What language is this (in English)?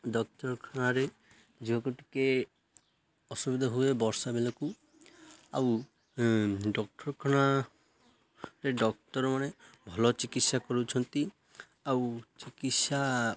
Odia